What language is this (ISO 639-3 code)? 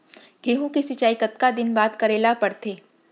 hne